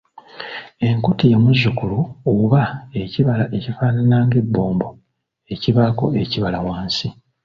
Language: Ganda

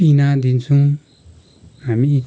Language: Nepali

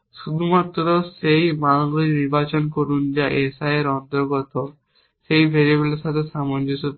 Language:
Bangla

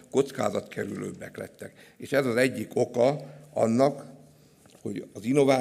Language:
Hungarian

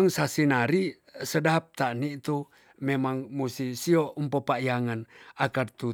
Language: Tonsea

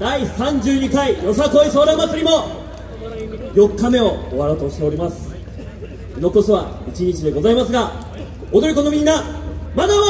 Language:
Japanese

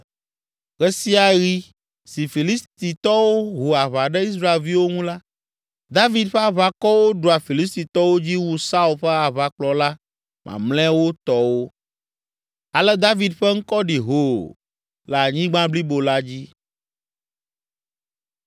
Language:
Ewe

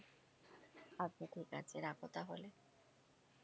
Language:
Bangla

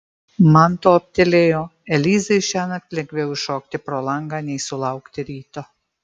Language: Lithuanian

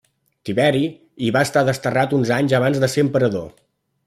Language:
Catalan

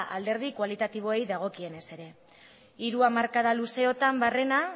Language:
Basque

